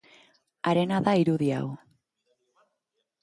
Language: Basque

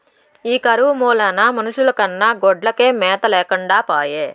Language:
Telugu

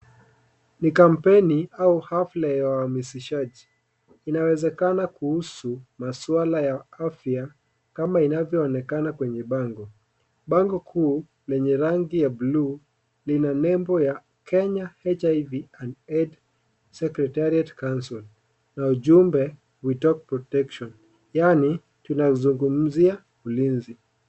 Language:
Swahili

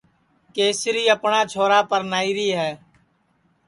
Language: Sansi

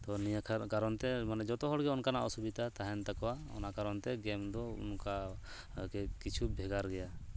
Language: Santali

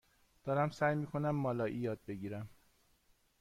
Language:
Persian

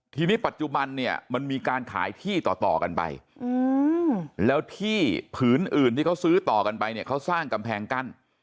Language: Thai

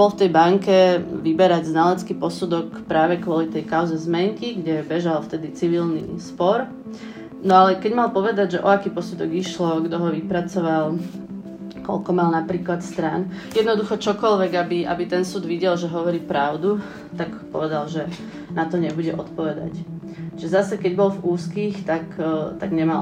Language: Czech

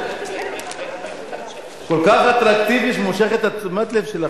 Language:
Hebrew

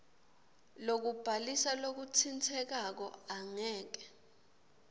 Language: Swati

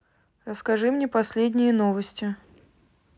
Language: Russian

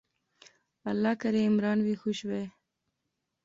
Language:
Pahari-Potwari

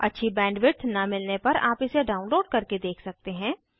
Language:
Hindi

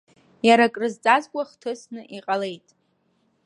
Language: Abkhazian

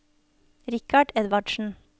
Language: Norwegian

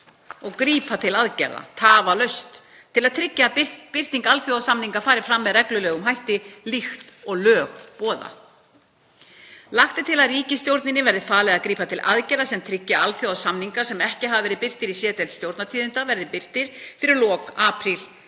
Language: Icelandic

